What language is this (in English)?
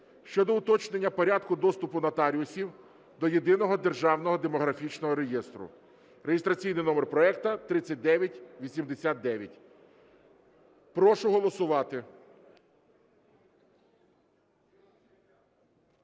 Ukrainian